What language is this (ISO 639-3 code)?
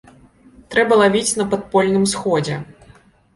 bel